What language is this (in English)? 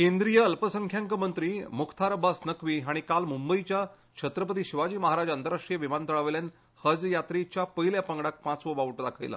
Konkani